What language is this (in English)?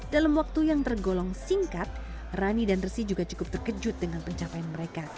Indonesian